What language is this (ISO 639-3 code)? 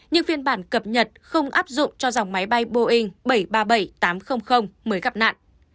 vie